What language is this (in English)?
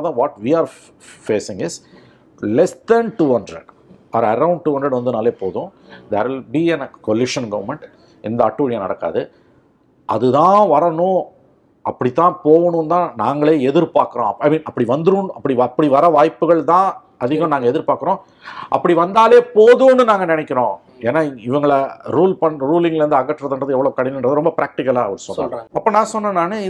Tamil